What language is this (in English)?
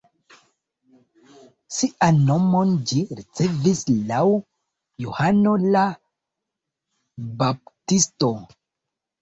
Esperanto